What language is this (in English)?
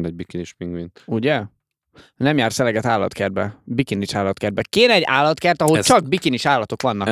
Hungarian